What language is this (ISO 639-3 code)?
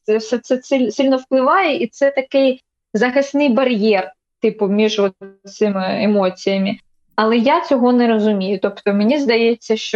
ukr